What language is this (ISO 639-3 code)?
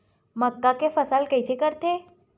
hne